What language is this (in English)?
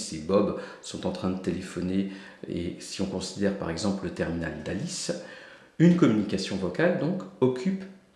French